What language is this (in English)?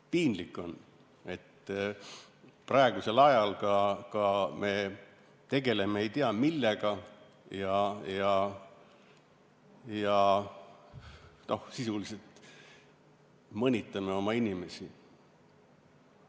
Estonian